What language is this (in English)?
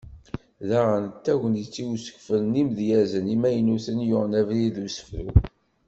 Kabyle